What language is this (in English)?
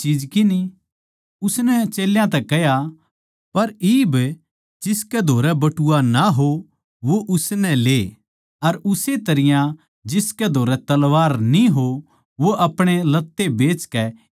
Haryanvi